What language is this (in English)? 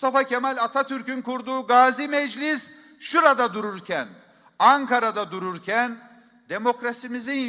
Turkish